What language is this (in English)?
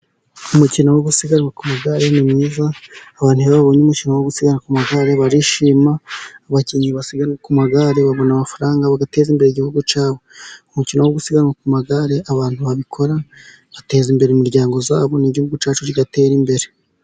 Kinyarwanda